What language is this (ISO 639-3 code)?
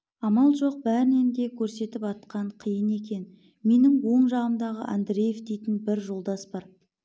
kaz